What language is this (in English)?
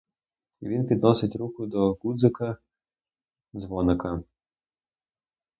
Ukrainian